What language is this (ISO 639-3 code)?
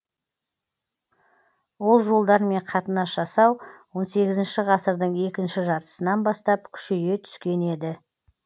kaz